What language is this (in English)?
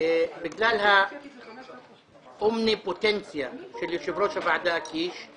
Hebrew